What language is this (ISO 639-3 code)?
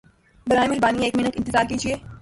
urd